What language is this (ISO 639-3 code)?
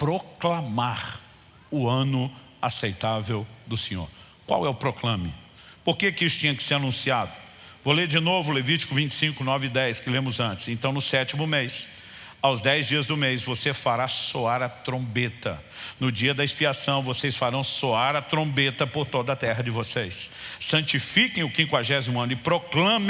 por